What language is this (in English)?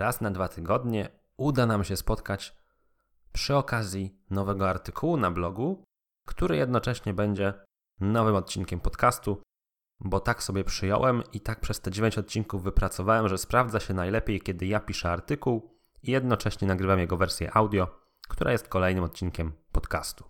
Polish